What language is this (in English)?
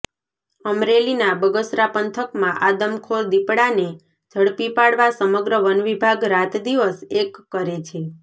Gujarati